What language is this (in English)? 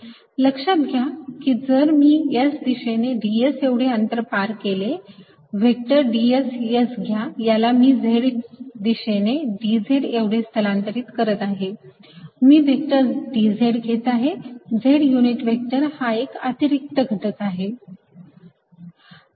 Marathi